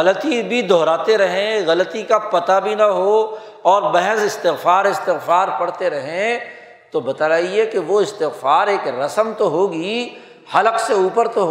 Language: Urdu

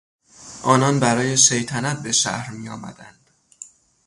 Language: Persian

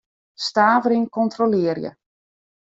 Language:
Western Frisian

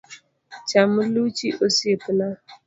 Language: Luo (Kenya and Tanzania)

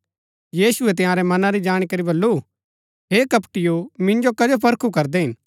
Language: Gaddi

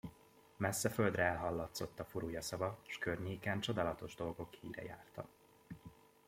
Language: Hungarian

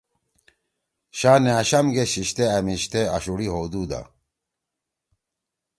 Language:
Torwali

